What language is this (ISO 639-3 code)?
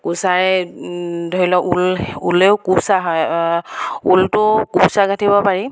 asm